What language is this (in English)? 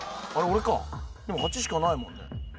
Japanese